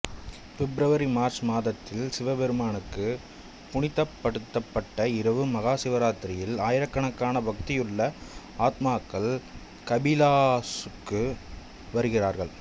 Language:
Tamil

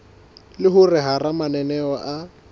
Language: Southern Sotho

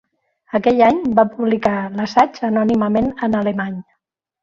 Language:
Catalan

